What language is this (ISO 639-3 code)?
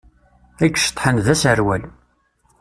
kab